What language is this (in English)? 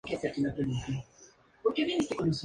Spanish